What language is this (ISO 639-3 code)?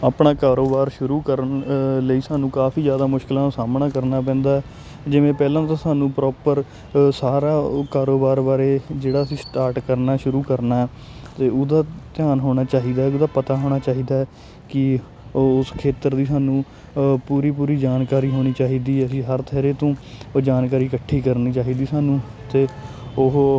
pan